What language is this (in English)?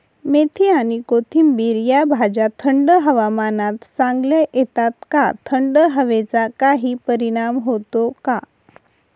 Marathi